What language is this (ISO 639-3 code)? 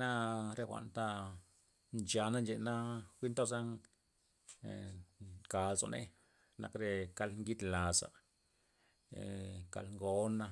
ztp